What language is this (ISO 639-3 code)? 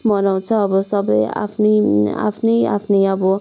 nep